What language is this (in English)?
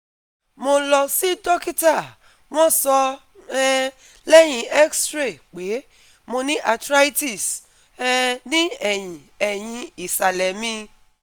Yoruba